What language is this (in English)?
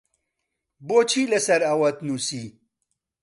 Central Kurdish